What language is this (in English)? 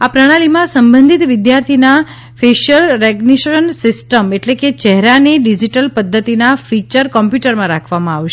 Gujarati